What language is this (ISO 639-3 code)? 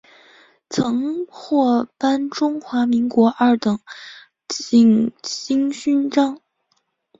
zho